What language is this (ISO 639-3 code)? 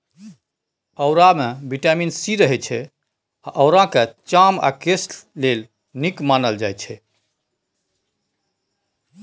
mai